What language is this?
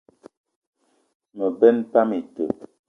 Eton (Cameroon)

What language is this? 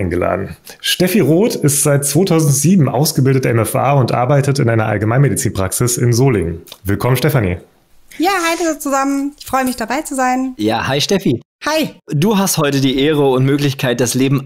German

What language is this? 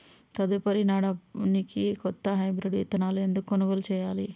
Telugu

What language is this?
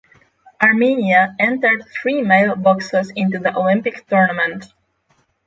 English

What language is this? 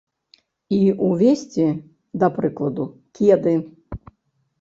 Belarusian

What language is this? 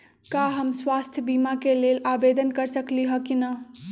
Magahi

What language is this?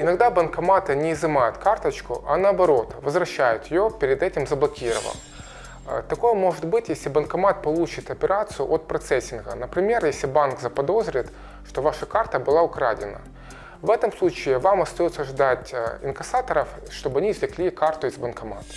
Russian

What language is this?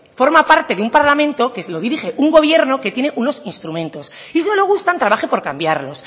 Spanish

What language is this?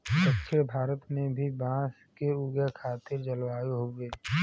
Bhojpuri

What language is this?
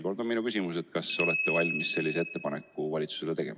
Estonian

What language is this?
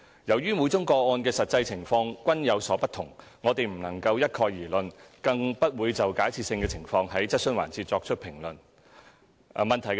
Cantonese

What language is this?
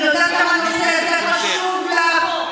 Hebrew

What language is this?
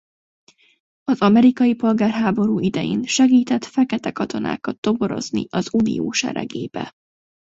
Hungarian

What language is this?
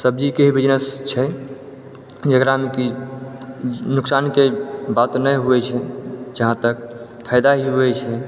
Maithili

